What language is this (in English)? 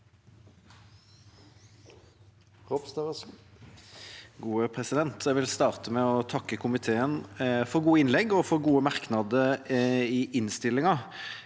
Norwegian